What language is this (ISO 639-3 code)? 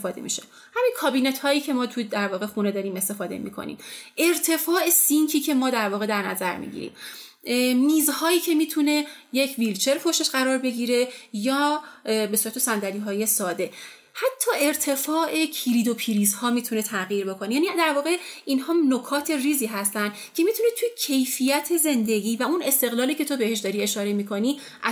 fas